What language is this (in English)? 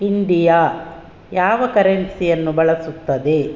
Kannada